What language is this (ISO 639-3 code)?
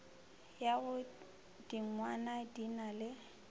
nso